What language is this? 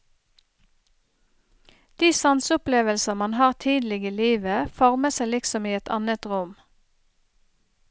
Norwegian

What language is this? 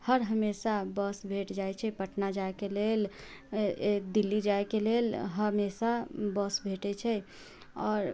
Maithili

